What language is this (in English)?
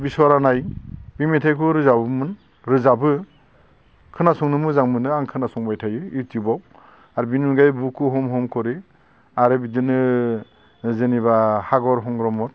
Bodo